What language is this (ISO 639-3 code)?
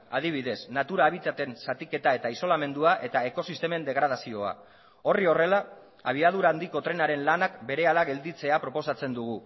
eus